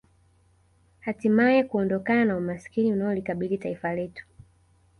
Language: Swahili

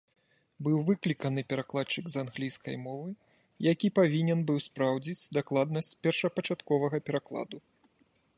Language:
Belarusian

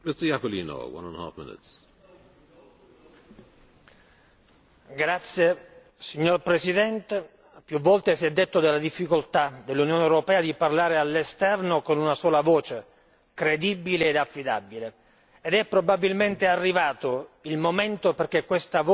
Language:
Italian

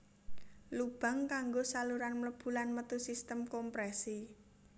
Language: Javanese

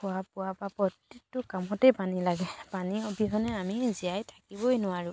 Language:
Assamese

